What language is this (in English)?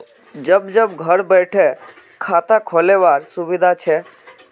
Magahi